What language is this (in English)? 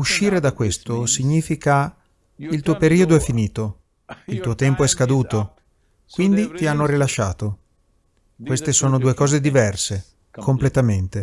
Italian